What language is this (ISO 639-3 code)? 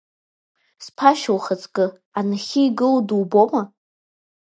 abk